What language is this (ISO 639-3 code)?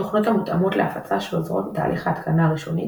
heb